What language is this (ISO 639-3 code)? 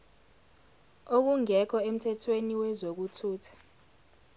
zul